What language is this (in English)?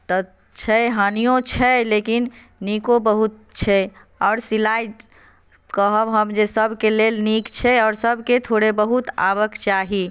Maithili